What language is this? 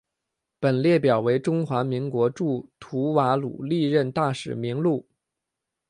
Chinese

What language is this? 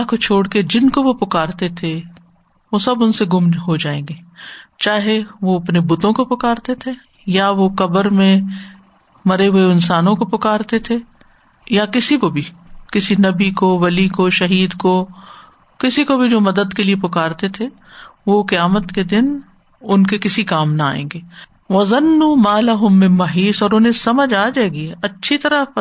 Urdu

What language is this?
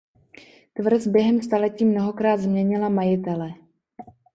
Czech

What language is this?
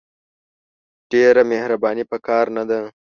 Pashto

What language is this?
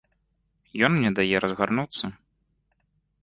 Belarusian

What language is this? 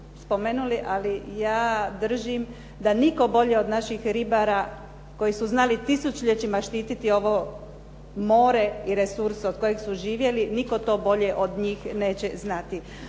Croatian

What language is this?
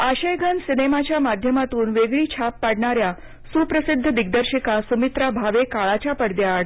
Marathi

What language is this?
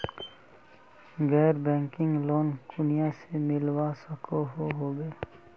Magahi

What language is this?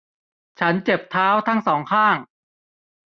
Thai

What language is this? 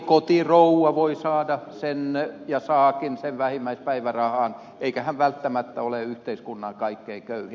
Finnish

